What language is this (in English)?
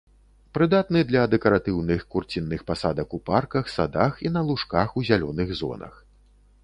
Belarusian